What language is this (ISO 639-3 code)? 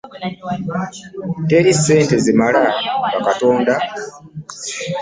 lug